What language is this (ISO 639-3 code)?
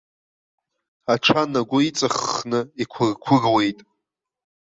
abk